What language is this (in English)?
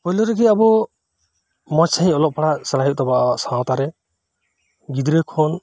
Santali